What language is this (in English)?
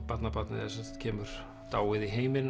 Icelandic